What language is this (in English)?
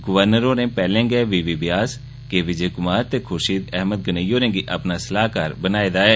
Dogri